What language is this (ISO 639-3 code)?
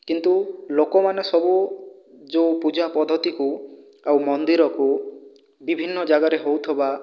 ori